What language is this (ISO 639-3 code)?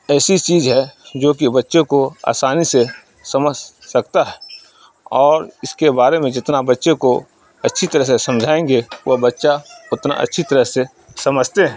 urd